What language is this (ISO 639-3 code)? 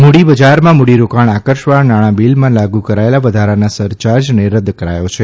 guj